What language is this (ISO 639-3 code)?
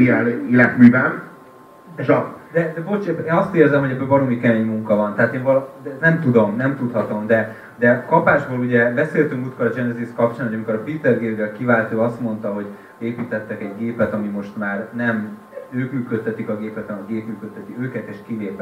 hun